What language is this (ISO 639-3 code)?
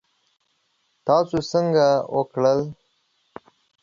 pus